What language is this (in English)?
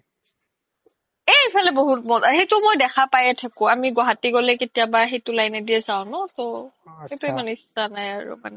Assamese